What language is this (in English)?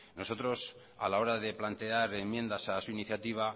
Spanish